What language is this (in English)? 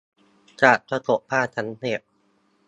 Thai